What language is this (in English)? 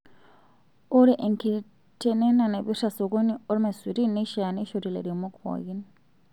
Masai